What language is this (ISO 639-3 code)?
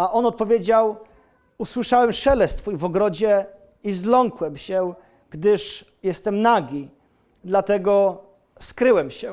pol